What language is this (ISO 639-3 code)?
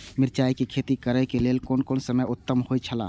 mai